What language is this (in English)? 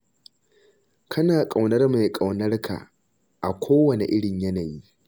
Hausa